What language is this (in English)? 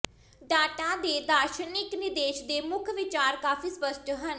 Punjabi